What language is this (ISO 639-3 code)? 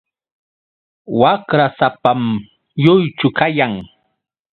qux